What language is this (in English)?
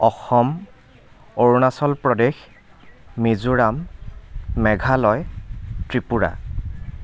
Assamese